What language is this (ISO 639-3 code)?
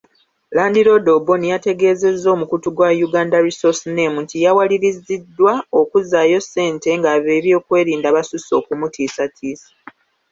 lug